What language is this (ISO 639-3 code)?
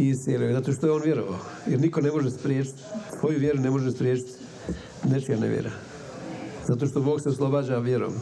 hrv